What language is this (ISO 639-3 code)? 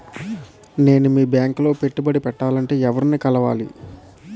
tel